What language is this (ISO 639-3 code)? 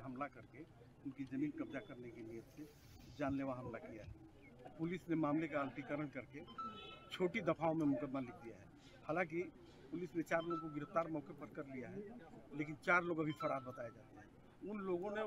hin